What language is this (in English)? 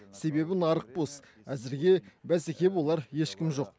Kazakh